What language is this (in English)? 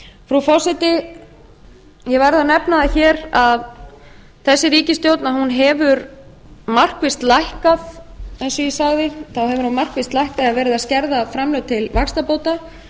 Icelandic